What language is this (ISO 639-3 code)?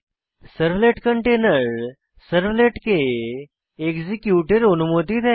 ben